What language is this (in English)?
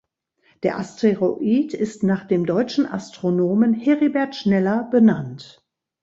German